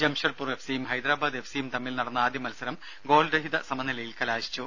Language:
Malayalam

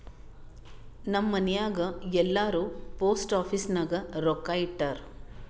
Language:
Kannada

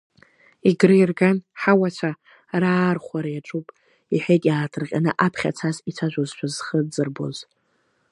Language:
Abkhazian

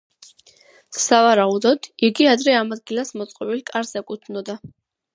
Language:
Georgian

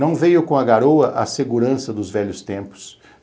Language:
Portuguese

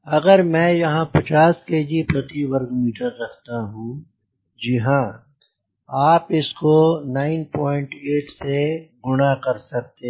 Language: Hindi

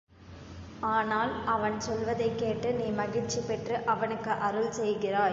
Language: Tamil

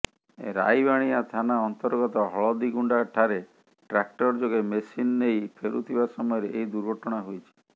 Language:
Odia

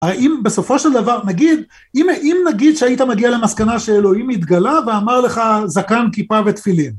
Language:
Hebrew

